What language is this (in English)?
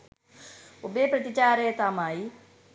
Sinhala